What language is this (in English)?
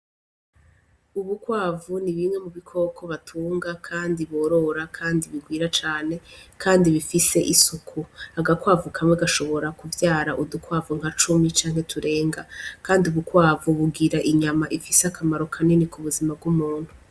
Rundi